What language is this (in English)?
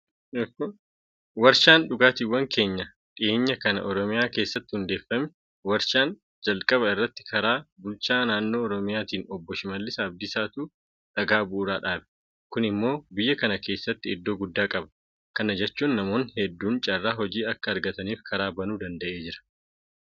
Oromo